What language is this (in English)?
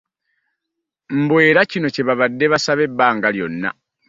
Ganda